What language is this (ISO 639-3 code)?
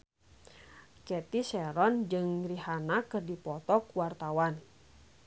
sun